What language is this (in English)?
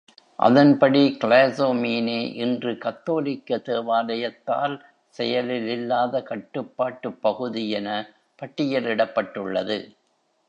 Tamil